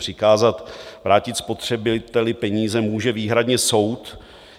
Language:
Czech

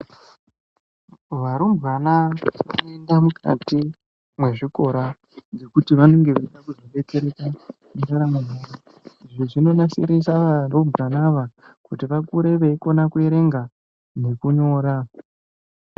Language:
Ndau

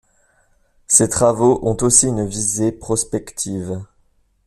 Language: French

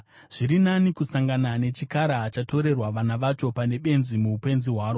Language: Shona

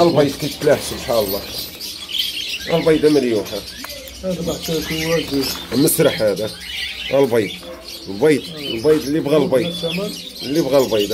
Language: Arabic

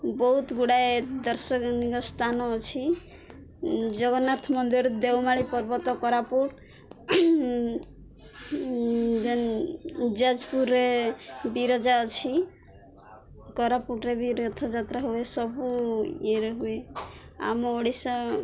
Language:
Odia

